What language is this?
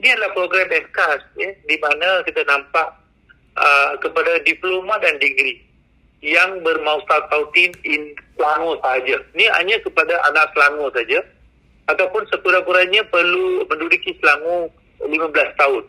Malay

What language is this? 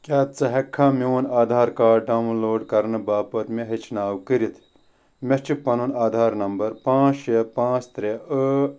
Kashmiri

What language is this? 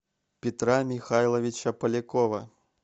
Russian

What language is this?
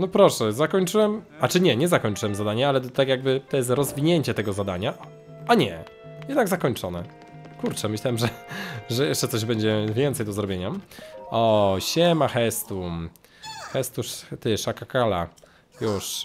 Polish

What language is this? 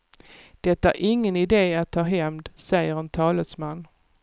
Swedish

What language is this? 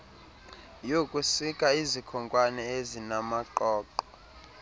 Xhosa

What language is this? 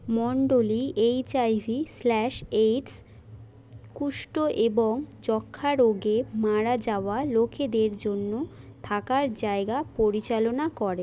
Bangla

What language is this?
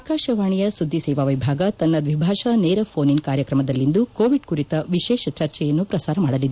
Kannada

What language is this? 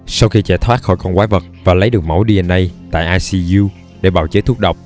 Vietnamese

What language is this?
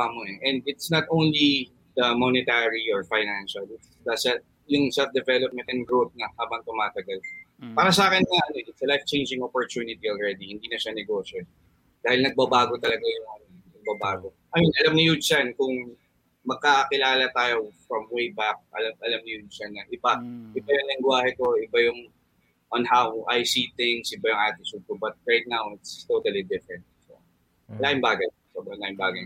Filipino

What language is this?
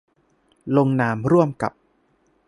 Thai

